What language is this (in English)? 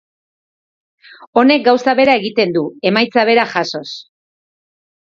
Basque